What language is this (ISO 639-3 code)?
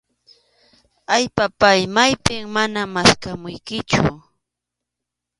qxu